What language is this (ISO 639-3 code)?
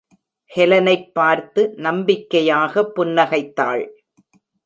tam